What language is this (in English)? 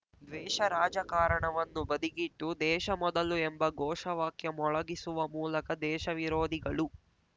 Kannada